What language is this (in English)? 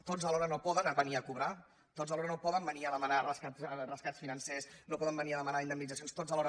Catalan